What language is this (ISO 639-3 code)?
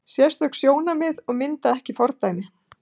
isl